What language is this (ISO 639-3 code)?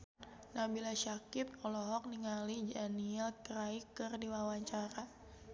sun